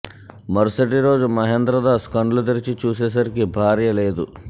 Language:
Telugu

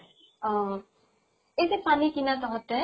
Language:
Assamese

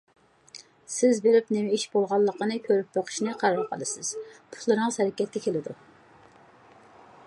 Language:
Uyghur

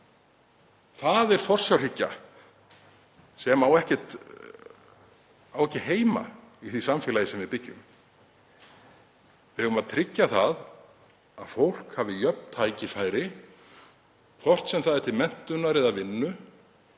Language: Icelandic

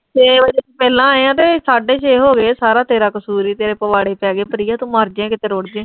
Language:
Punjabi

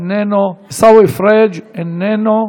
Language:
Hebrew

